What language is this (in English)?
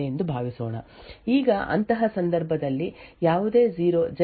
Kannada